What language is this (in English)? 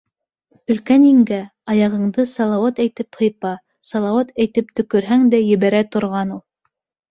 Bashkir